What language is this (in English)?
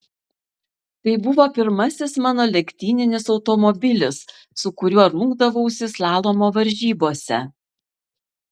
Lithuanian